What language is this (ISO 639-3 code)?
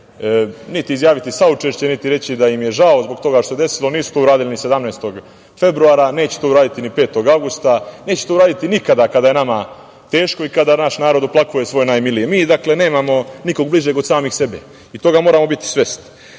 srp